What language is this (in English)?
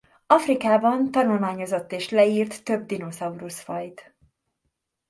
Hungarian